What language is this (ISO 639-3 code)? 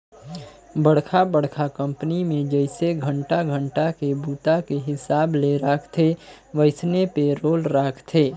hne